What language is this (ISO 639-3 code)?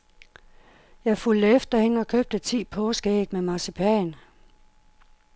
dan